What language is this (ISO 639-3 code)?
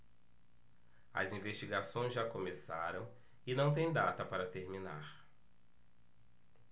por